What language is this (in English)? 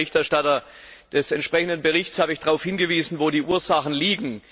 German